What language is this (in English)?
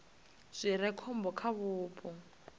Venda